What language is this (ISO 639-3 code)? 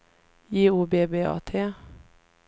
swe